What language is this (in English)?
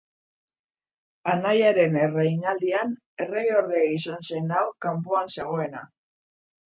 Basque